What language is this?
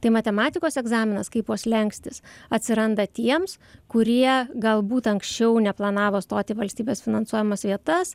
Lithuanian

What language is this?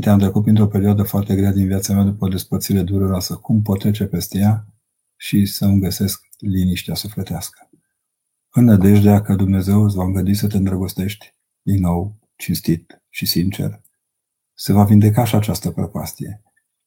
Romanian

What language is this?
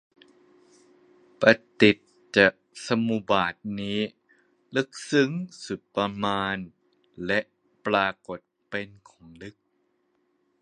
Thai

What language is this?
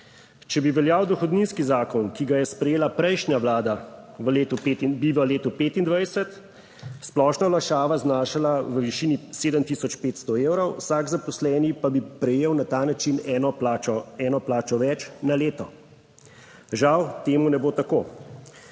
Slovenian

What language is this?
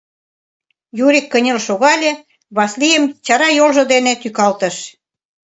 Mari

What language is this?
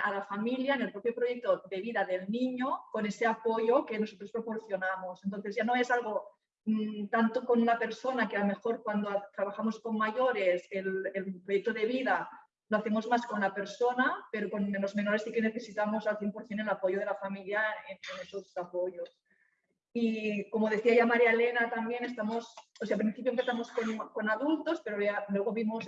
Spanish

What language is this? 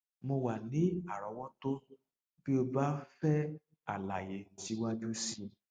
Yoruba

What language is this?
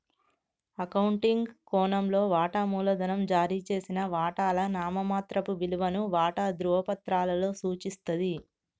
Telugu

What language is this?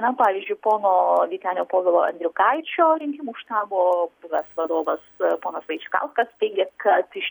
Lithuanian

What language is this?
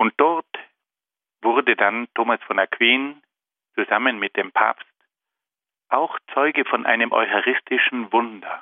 German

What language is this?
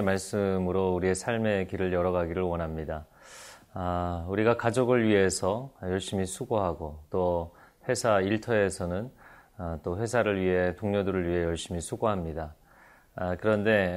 Korean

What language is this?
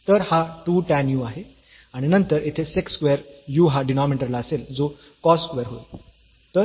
Marathi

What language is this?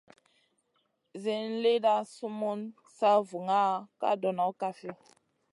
Masana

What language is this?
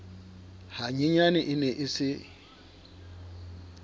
Southern Sotho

